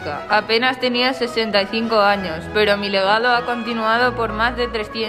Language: Spanish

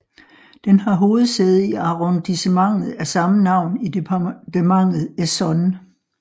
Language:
Danish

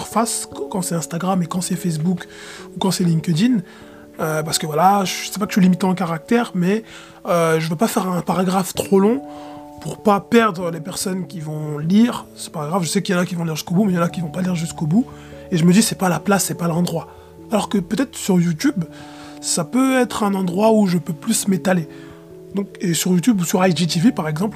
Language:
French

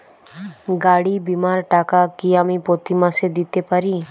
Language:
Bangla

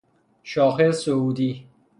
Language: Persian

